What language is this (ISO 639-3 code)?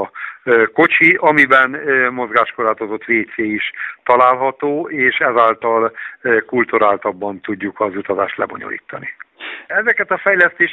hun